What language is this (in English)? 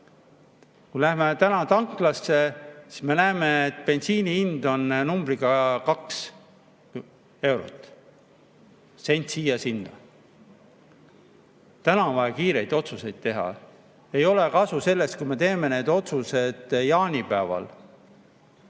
Estonian